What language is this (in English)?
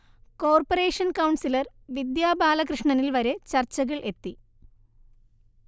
Malayalam